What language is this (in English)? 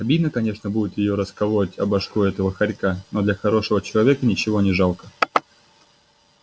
Russian